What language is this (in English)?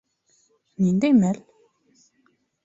Bashkir